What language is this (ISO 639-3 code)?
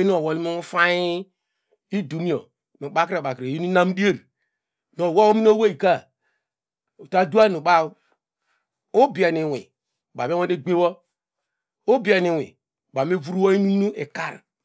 deg